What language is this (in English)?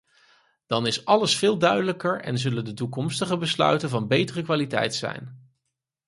Dutch